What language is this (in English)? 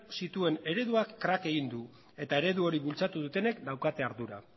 Basque